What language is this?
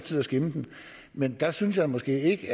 Danish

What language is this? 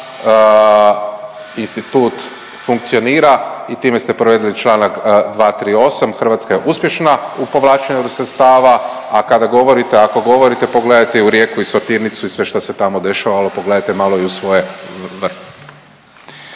Croatian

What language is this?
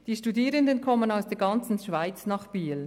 Swiss German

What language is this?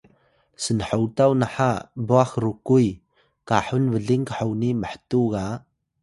Atayal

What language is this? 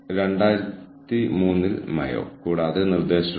Malayalam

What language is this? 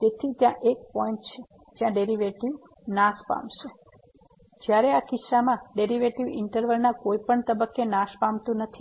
Gujarati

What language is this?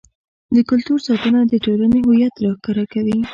Pashto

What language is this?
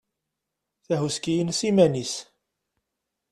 Kabyle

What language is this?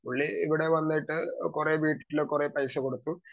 Malayalam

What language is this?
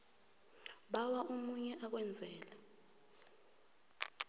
South Ndebele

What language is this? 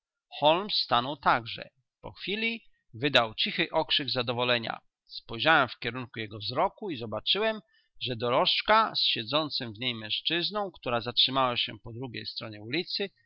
Polish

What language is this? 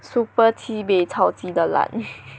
English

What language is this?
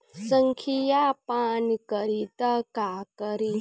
Bhojpuri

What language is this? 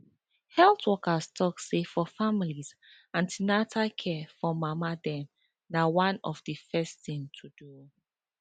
Nigerian Pidgin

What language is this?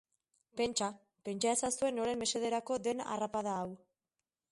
Basque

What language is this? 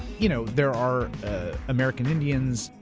English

